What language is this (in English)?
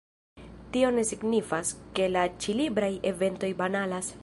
Esperanto